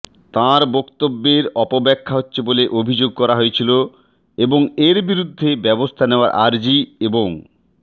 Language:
Bangla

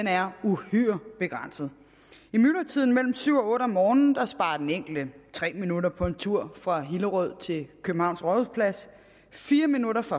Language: Danish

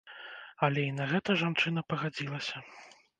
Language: Belarusian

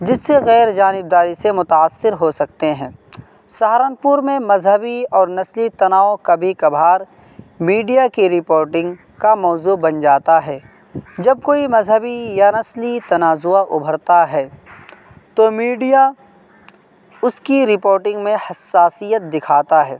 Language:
Urdu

